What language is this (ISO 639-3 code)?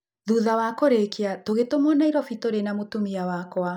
kik